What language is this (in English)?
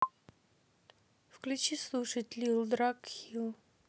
Russian